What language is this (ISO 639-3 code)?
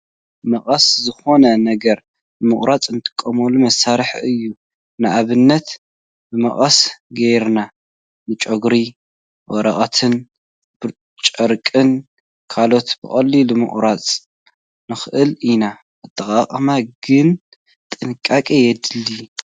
tir